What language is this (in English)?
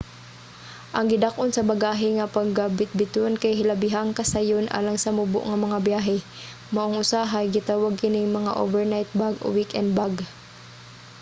Cebuano